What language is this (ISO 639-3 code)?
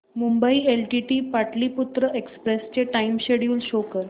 mar